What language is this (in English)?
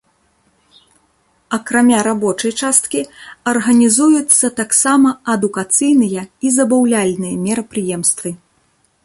Belarusian